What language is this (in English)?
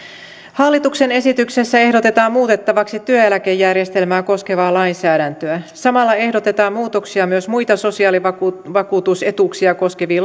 Finnish